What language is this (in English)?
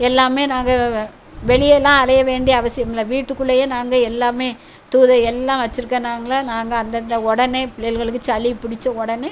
Tamil